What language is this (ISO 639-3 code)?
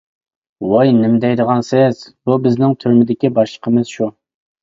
uig